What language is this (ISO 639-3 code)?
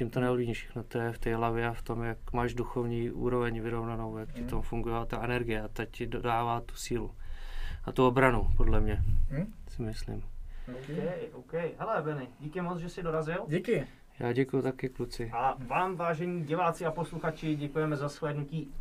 ces